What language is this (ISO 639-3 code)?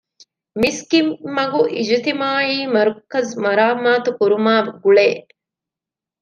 div